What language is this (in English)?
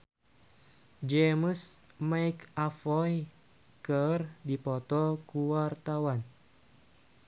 Sundanese